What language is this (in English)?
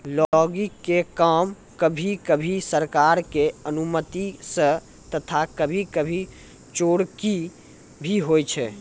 Maithili